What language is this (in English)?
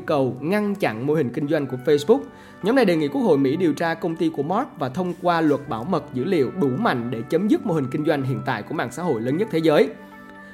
Vietnamese